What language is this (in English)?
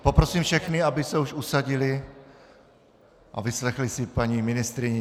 Czech